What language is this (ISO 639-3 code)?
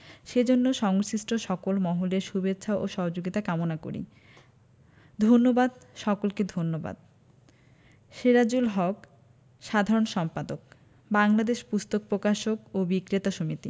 ben